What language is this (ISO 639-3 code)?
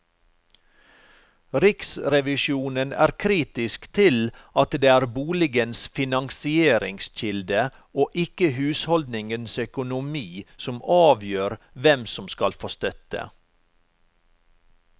nor